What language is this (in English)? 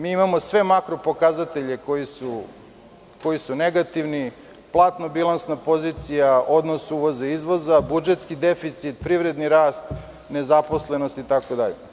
Serbian